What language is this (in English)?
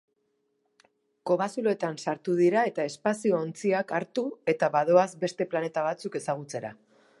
Basque